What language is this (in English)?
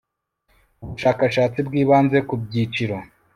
Kinyarwanda